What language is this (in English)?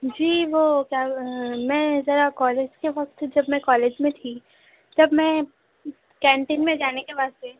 Urdu